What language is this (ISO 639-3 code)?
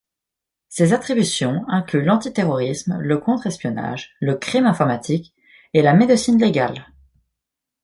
fra